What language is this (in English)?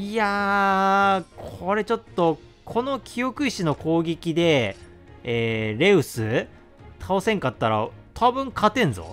Japanese